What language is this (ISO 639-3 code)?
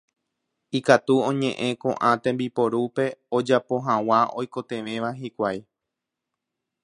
grn